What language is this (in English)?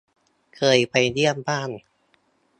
Thai